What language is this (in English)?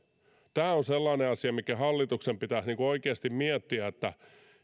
Finnish